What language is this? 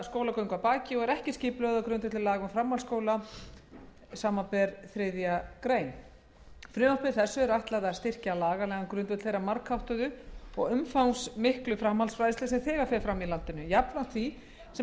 Icelandic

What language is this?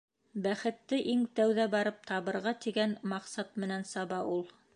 Bashkir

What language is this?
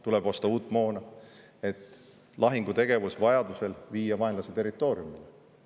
Estonian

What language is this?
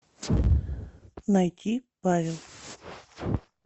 Russian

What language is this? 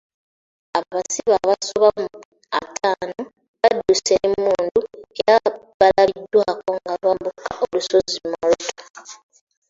Ganda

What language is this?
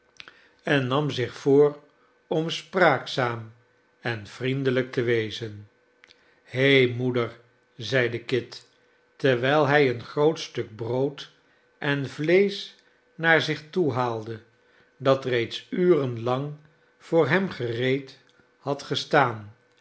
Dutch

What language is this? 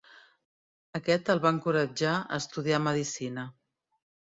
Catalan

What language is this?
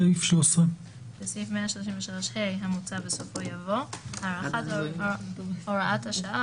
Hebrew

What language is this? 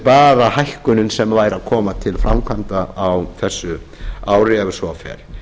Icelandic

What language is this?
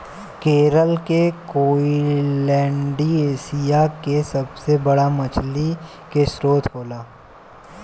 Bhojpuri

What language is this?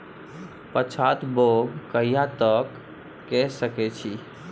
Maithili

